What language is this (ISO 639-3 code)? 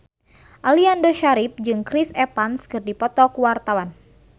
sun